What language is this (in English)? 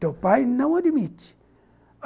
Portuguese